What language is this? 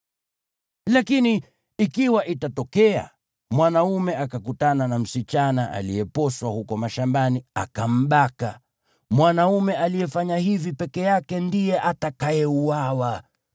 Swahili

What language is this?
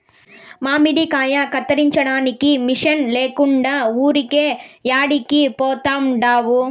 Telugu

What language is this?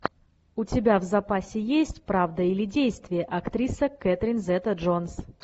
Russian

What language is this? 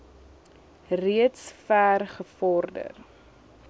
Afrikaans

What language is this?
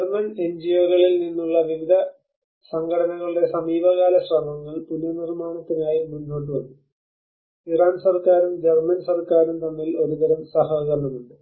Malayalam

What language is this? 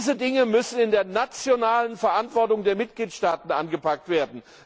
German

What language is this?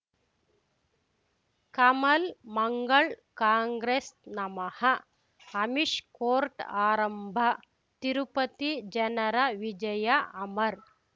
Kannada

